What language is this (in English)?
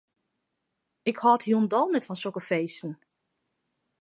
Western Frisian